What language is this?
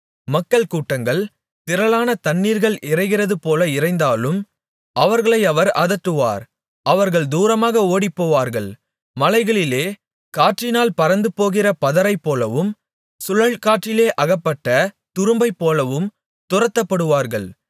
Tamil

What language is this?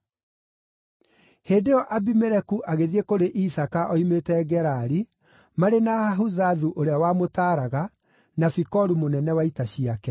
Kikuyu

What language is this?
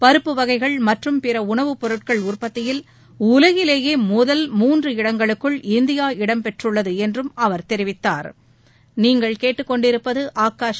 Tamil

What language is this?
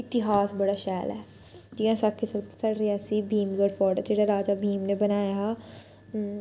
Dogri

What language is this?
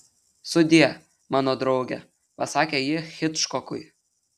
Lithuanian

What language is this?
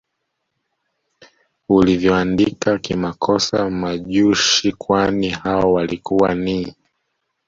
Swahili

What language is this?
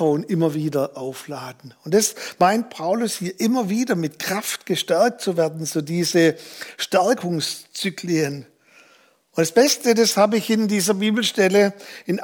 German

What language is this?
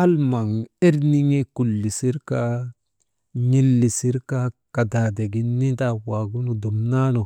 Maba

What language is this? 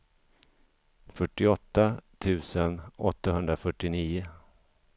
Swedish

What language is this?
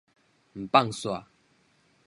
Min Nan Chinese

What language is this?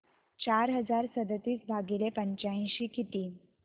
Marathi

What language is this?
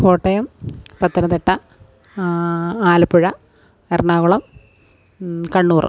Malayalam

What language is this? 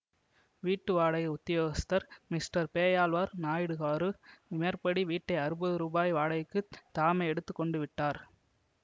Tamil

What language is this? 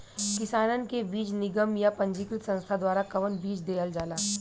Bhojpuri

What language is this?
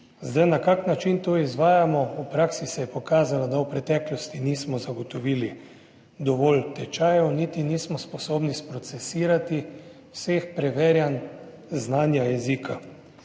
Slovenian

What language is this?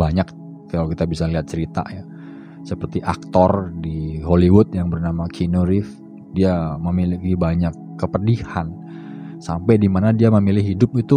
Indonesian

